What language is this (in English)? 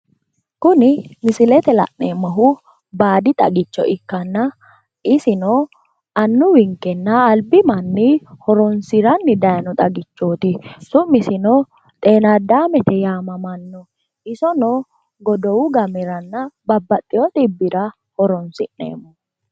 Sidamo